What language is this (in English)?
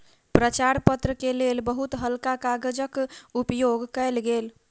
Maithili